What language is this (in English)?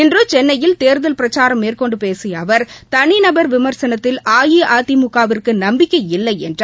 Tamil